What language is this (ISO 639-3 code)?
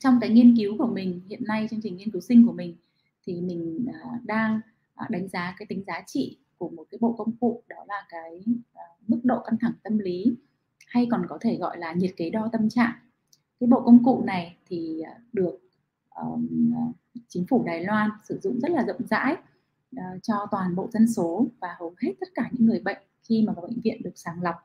vie